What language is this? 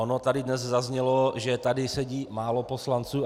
Czech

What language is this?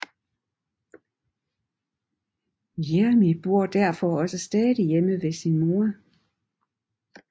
Danish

